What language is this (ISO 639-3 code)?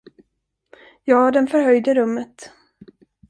swe